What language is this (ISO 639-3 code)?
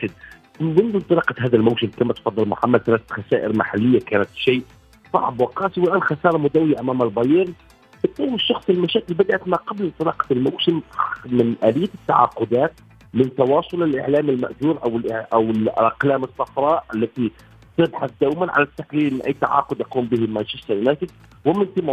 ara